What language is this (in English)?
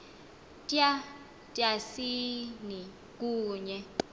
Xhosa